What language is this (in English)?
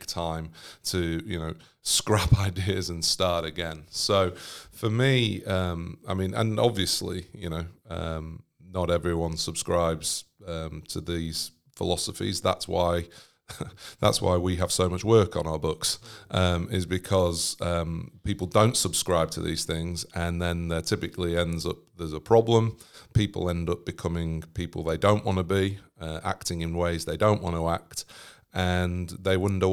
English